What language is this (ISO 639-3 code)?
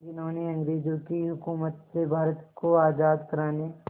hin